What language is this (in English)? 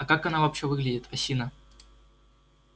Russian